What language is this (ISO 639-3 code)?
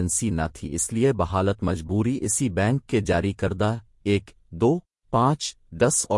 urd